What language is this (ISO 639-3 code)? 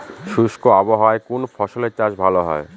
ben